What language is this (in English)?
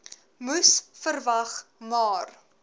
Afrikaans